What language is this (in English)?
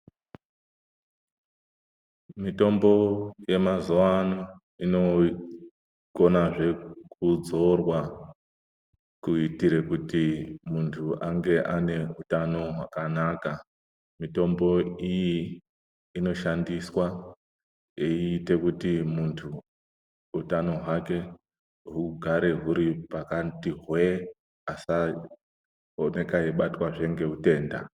Ndau